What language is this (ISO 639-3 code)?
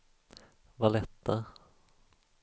swe